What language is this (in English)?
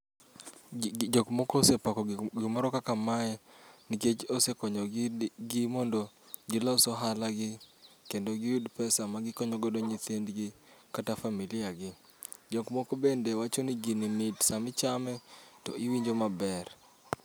Luo (Kenya and Tanzania)